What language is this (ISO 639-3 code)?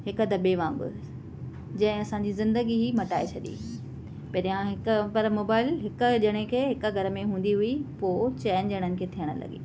snd